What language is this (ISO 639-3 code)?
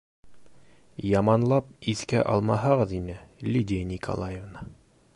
bak